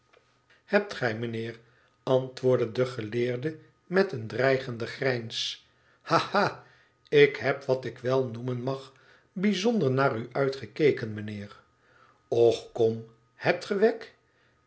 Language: Dutch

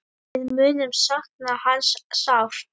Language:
Icelandic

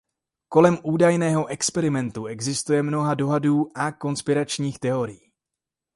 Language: Czech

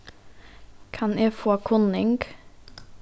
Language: Faroese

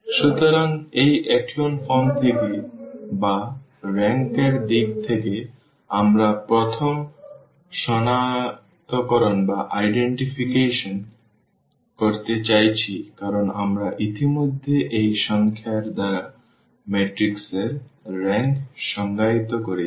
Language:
Bangla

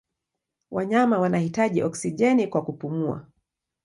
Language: Swahili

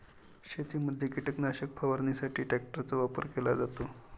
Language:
Marathi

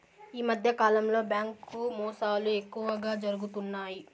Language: Telugu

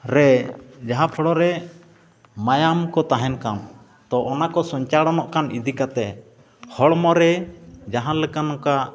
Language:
Santali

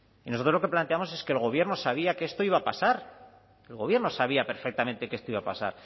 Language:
Spanish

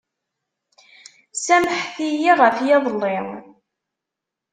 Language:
Kabyle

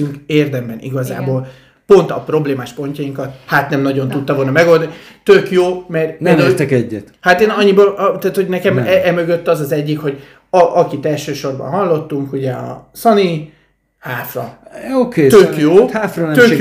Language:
Hungarian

